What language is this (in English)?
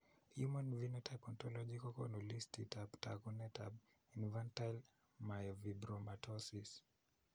Kalenjin